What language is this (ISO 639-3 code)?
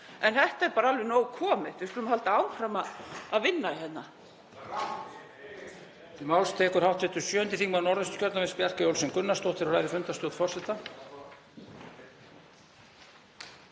isl